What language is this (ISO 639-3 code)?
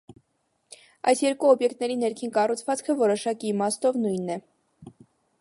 hye